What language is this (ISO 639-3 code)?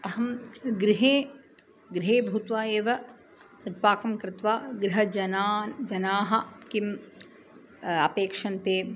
san